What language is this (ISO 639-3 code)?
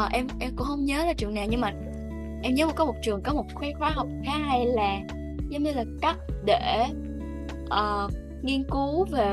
vie